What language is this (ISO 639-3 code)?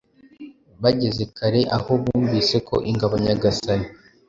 kin